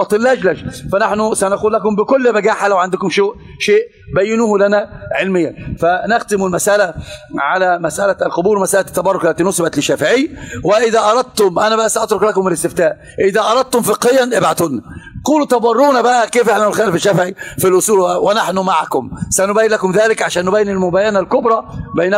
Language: Arabic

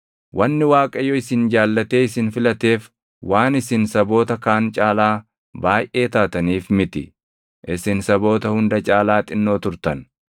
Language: Oromo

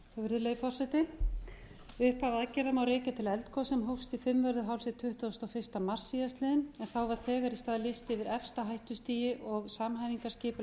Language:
Icelandic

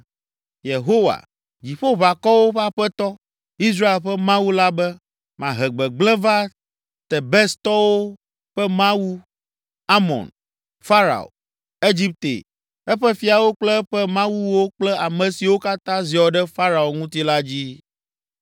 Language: Ewe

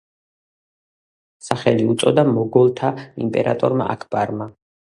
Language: Georgian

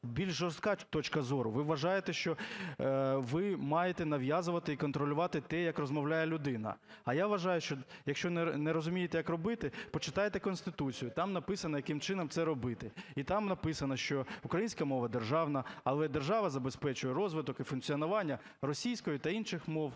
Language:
Ukrainian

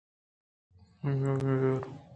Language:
Eastern Balochi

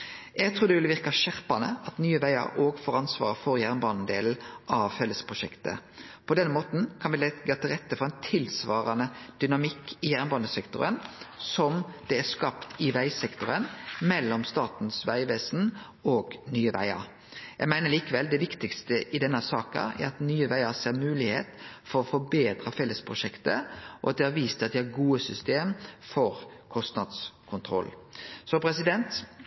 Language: Norwegian Nynorsk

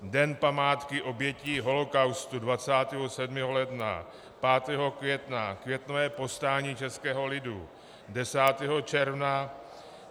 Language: Czech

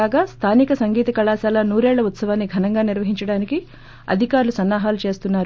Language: Telugu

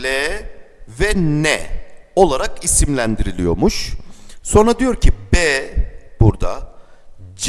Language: Turkish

